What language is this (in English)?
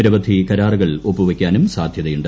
Malayalam